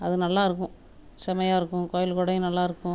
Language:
Tamil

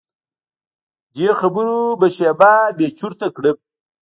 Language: Pashto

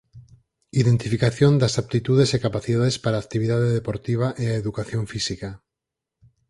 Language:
Galician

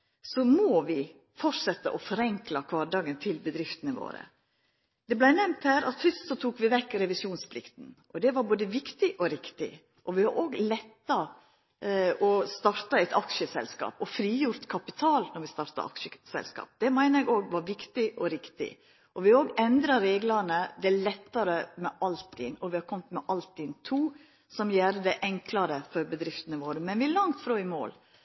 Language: Norwegian Nynorsk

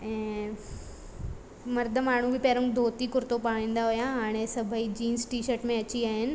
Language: Sindhi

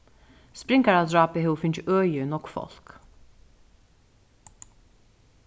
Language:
Faroese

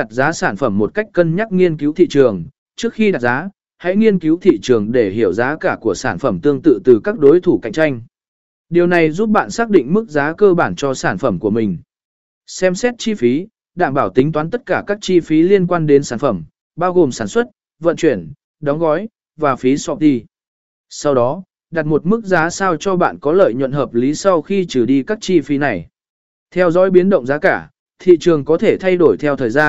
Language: Vietnamese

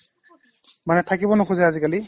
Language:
Assamese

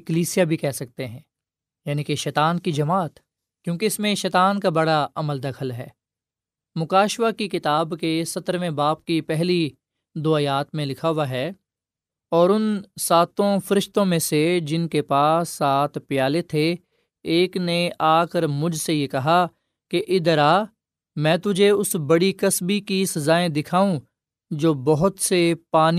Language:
Urdu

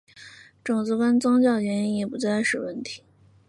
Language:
Chinese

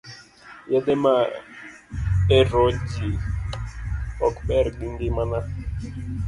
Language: Luo (Kenya and Tanzania)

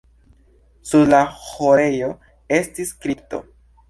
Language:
Esperanto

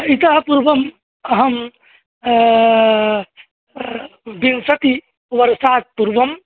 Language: Sanskrit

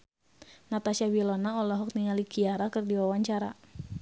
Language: Sundanese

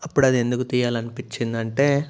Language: Telugu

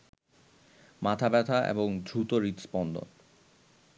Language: Bangla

